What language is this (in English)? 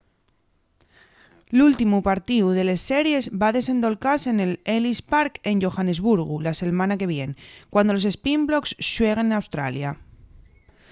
Asturian